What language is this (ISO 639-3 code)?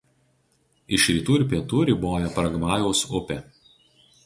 lit